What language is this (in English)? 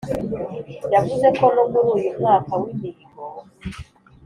Kinyarwanda